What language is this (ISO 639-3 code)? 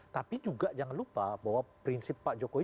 ind